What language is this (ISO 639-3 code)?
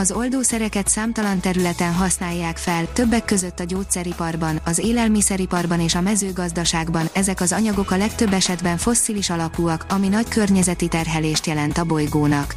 hun